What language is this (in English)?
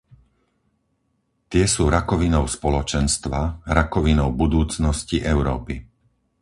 Slovak